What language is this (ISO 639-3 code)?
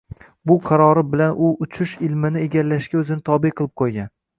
uzb